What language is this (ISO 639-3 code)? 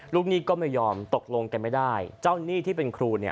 tha